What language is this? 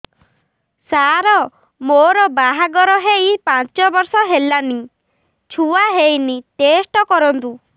Odia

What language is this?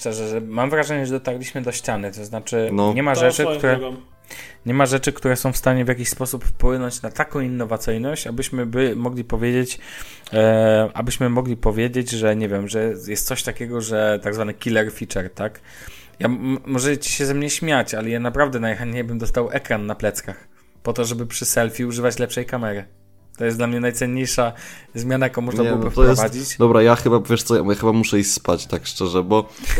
Polish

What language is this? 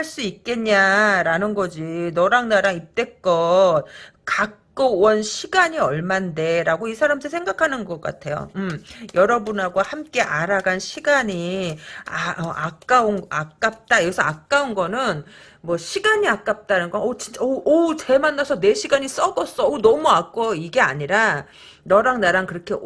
Korean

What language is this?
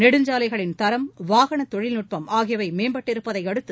Tamil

